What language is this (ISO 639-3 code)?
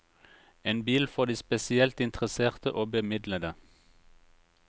nor